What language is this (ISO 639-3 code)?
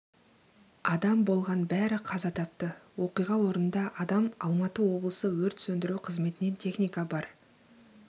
kaz